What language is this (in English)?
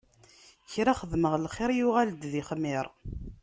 Kabyle